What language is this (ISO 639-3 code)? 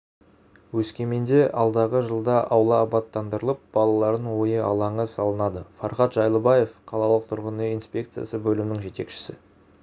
kaz